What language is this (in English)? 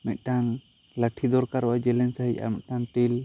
Santali